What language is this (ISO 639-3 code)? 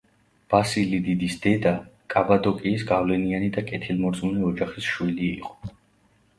kat